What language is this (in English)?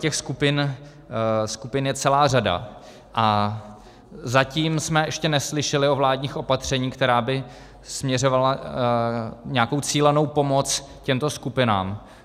Czech